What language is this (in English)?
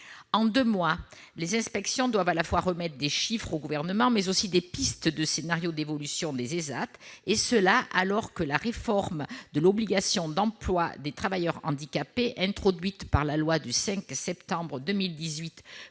French